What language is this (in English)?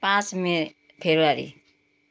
Nepali